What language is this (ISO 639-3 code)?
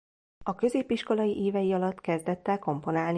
hun